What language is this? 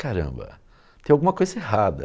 Portuguese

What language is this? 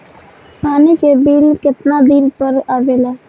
Bhojpuri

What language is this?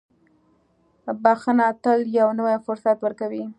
Pashto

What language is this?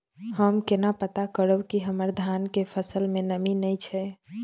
Maithili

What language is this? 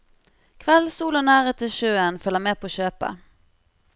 Norwegian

